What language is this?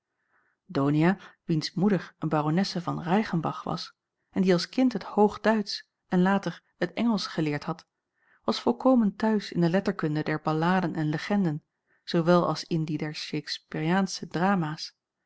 Dutch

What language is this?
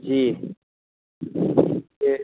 Dogri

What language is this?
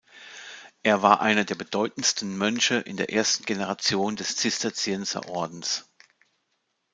German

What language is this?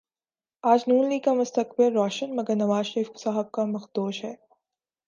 Urdu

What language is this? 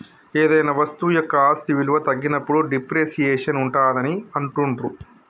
Telugu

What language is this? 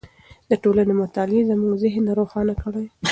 Pashto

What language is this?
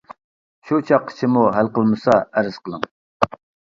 Uyghur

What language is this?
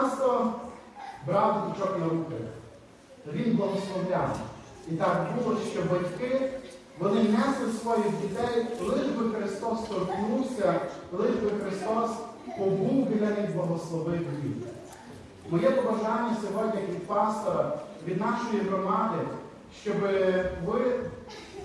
Ukrainian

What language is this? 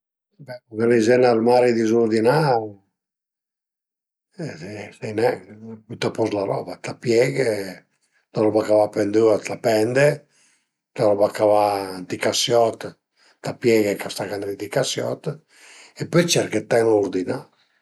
Piedmontese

